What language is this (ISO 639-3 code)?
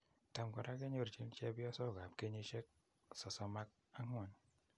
kln